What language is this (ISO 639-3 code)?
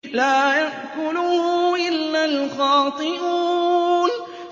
ara